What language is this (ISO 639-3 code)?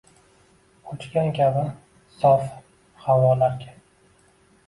uzb